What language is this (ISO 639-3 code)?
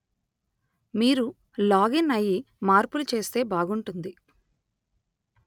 tel